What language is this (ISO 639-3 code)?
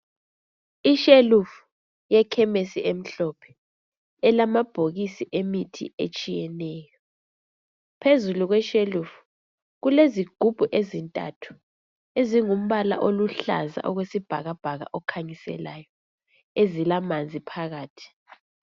nde